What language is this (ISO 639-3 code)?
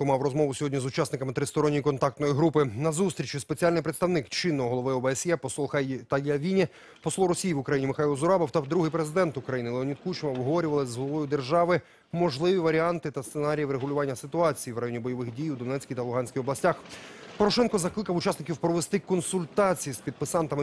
ukr